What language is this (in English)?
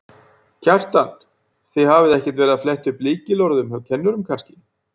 Icelandic